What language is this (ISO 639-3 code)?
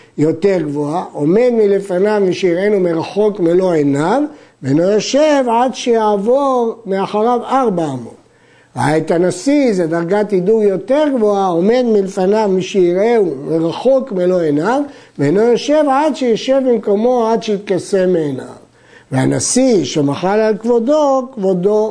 heb